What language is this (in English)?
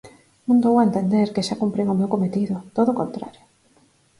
Galician